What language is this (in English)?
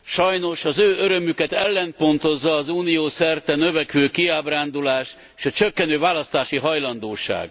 Hungarian